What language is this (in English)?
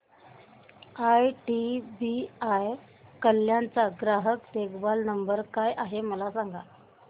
Marathi